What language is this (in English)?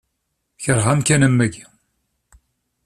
Kabyle